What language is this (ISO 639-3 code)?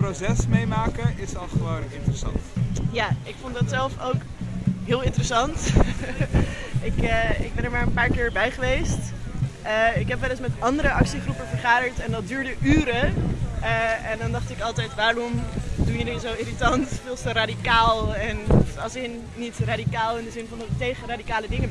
nld